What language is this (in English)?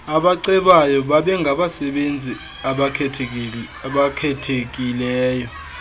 Xhosa